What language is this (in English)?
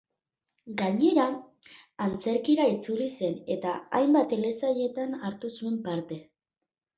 Basque